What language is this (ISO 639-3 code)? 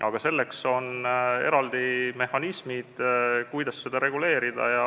est